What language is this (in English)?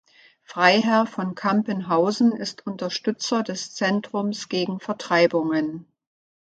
German